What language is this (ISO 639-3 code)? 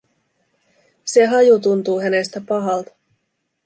fin